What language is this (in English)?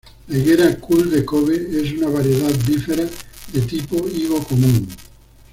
Spanish